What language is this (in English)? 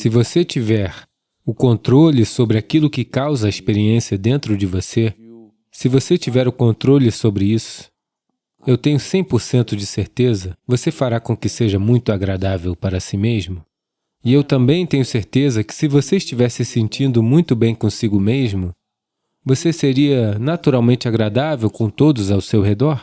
Portuguese